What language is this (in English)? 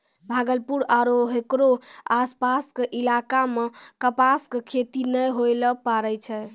Maithili